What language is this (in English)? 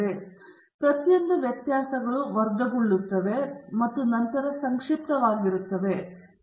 Kannada